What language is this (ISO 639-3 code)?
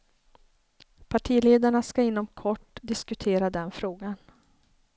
swe